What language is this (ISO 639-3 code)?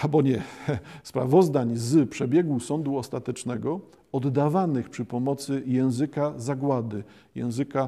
pol